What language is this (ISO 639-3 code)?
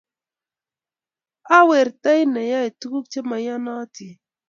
kln